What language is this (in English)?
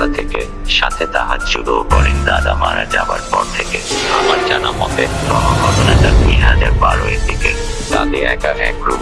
Bangla